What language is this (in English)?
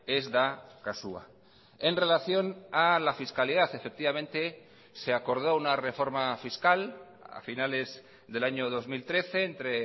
Spanish